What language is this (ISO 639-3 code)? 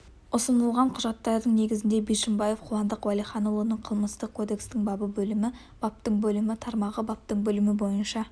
kaz